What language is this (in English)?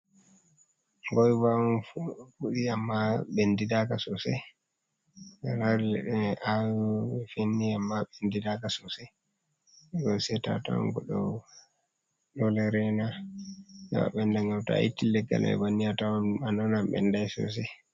Fula